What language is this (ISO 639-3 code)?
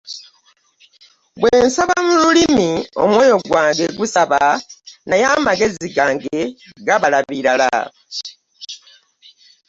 lug